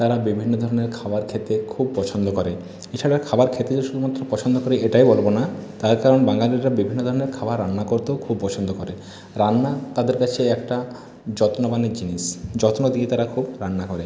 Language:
Bangla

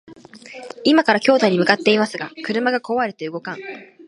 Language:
Japanese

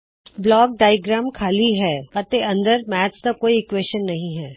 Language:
Punjabi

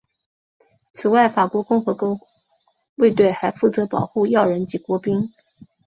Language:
Chinese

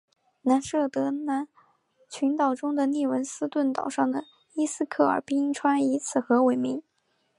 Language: Chinese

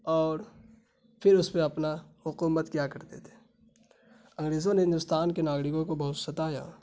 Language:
Urdu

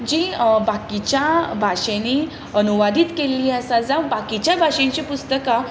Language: Konkani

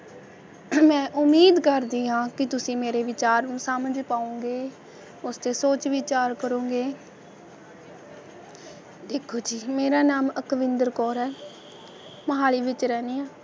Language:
Punjabi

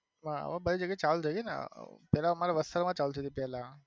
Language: Gujarati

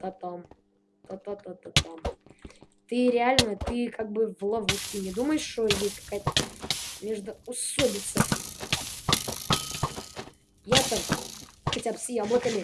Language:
Russian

